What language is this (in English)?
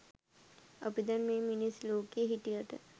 Sinhala